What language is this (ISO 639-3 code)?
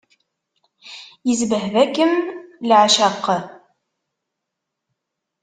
kab